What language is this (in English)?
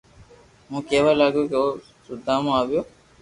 Loarki